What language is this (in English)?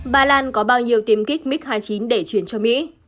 Vietnamese